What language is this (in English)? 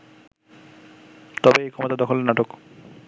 Bangla